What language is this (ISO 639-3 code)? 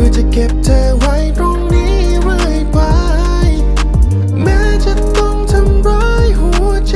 tha